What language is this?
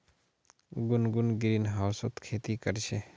Magahi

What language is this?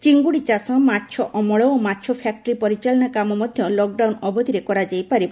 Odia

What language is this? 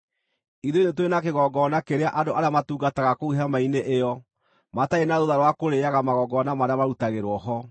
Kikuyu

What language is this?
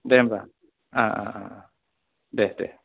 Bodo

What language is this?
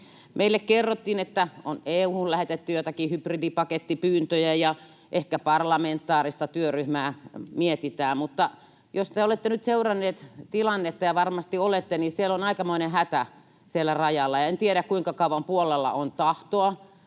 Finnish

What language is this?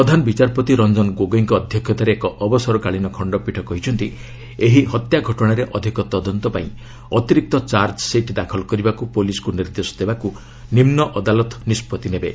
Odia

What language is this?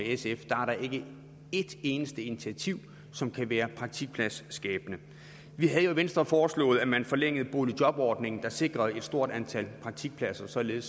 Danish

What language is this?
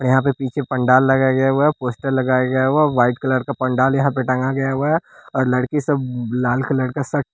Hindi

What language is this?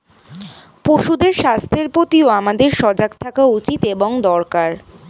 Bangla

